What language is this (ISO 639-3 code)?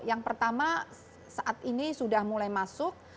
ind